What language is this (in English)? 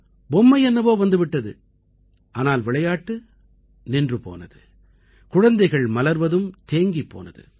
Tamil